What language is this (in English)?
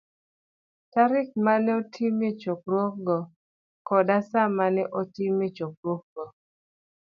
Luo (Kenya and Tanzania)